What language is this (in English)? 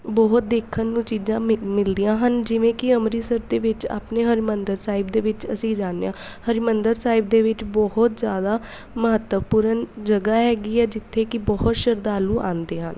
Punjabi